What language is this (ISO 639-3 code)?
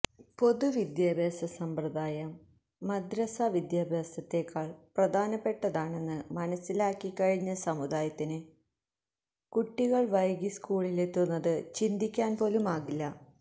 mal